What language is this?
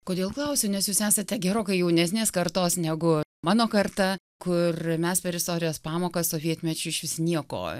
Lithuanian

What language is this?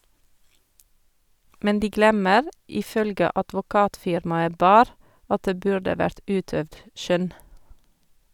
Norwegian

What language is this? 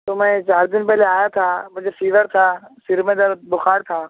Urdu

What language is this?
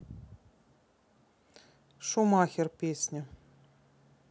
Russian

